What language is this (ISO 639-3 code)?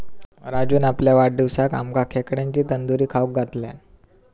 mar